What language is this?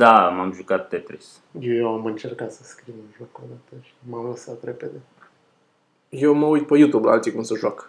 Romanian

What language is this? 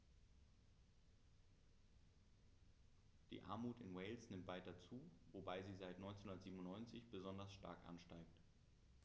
German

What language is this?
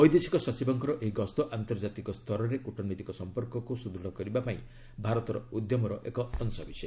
Odia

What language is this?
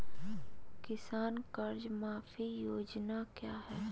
Magahi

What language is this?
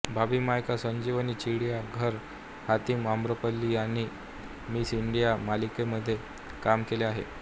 Marathi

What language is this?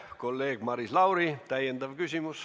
Estonian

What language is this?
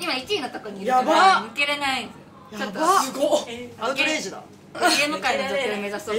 Japanese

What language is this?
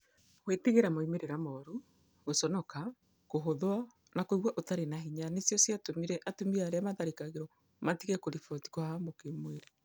Kikuyu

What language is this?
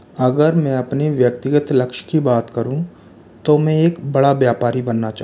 Hindi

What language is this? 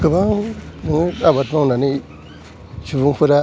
Bodo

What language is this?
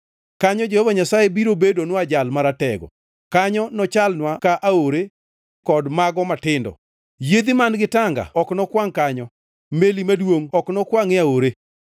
Luo (Kenya and Tanzania)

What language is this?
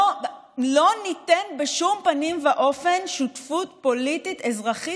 Hebrew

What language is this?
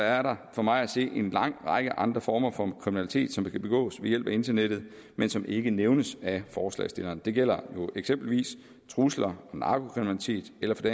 Danish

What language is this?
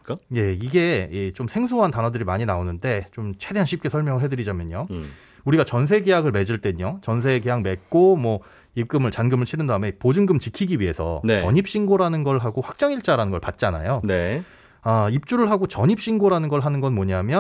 Korean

